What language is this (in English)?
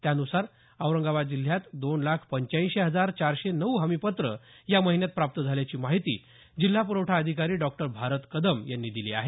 Marathi